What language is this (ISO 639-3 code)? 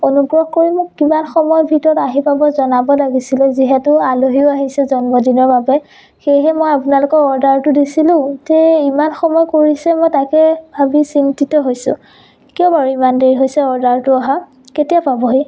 asm